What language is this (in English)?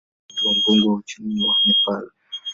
Swahili